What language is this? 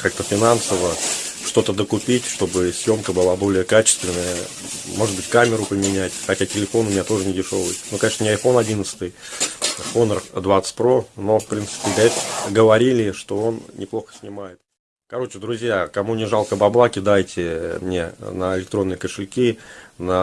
Russian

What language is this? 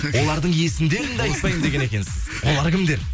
Kazakh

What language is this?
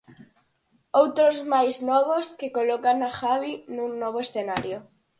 Galician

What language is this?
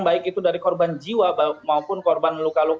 Indonesian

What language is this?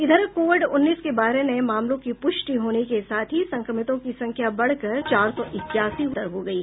Hindi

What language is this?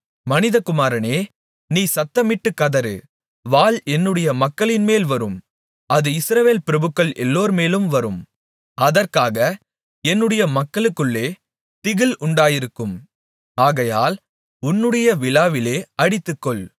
Tamil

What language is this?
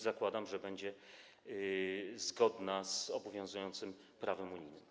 Polish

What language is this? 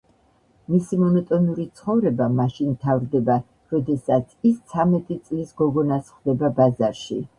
Georgian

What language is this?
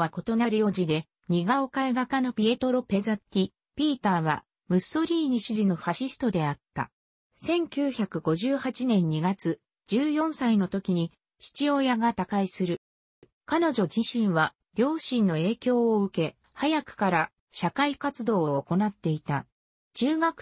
Japanese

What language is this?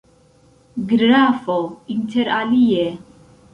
Esperanto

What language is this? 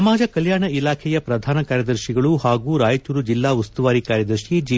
Kannada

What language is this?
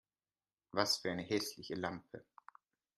German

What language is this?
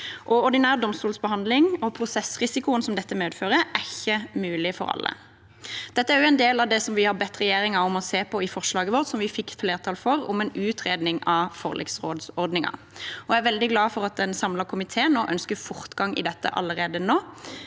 Norwegian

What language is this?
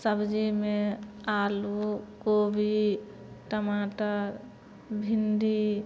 Maithili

